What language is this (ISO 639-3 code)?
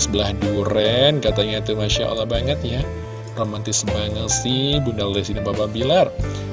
ind